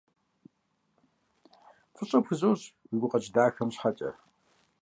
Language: Kabardian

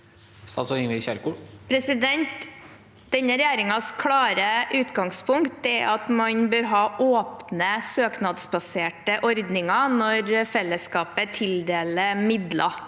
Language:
Norwegian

